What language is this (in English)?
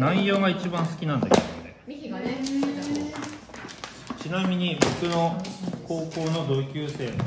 Japanese